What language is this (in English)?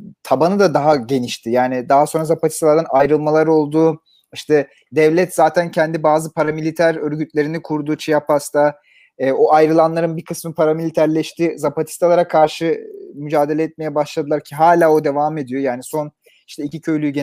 Turkish